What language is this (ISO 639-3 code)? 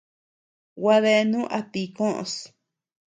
cux